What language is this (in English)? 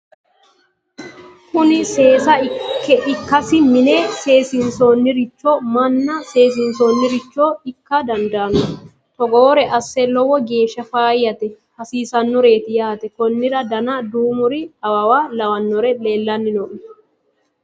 Sidamo